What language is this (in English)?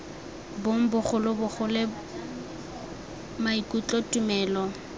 Tswana